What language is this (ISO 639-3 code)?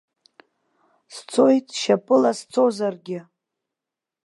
abk